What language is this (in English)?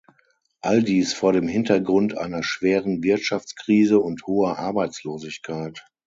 German